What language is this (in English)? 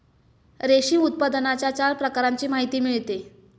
Marathi